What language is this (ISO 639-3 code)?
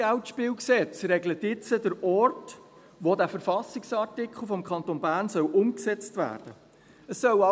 gsw